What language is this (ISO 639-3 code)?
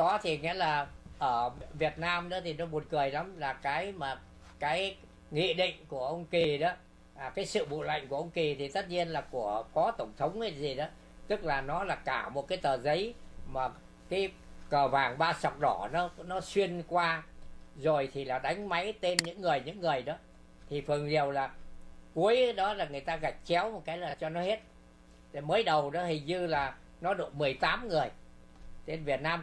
vie